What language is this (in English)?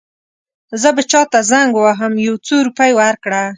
Pashto